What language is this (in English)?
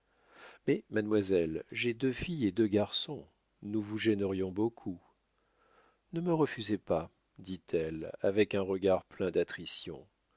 French